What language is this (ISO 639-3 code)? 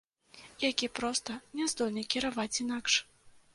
bel